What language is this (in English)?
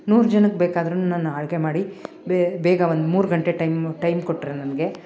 Kannada